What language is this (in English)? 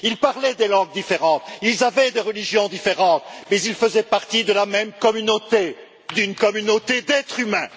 French